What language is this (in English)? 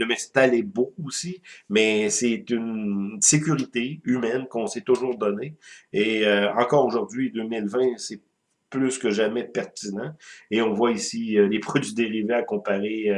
French